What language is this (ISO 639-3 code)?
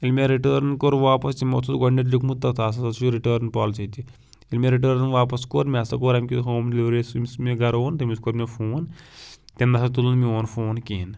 kas